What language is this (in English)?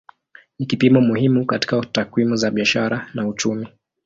Swahili